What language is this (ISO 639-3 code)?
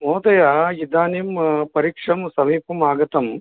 san